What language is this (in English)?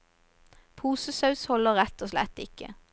Norwegian